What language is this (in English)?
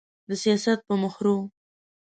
Pashto